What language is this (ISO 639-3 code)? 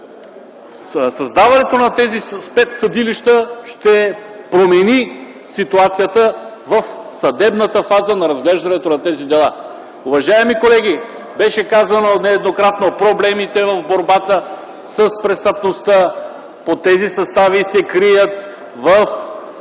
bul